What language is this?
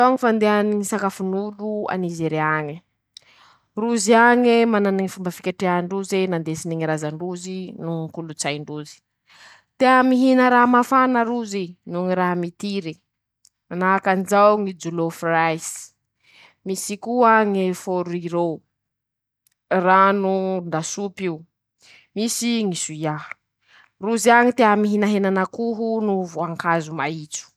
Masikoro Malagasy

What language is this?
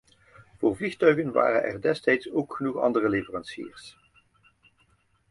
Dutch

